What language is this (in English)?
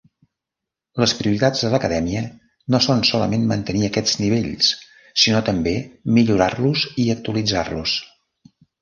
Catalan